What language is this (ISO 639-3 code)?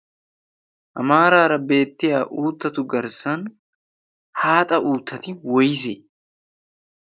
wal